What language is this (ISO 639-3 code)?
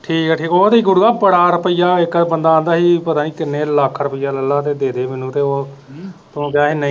pan